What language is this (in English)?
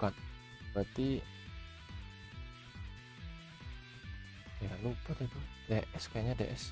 Indonesian